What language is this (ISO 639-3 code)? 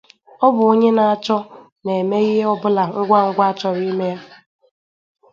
ibo